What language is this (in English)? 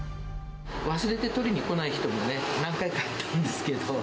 Japanese